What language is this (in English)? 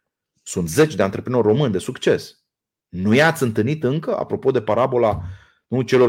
Romanian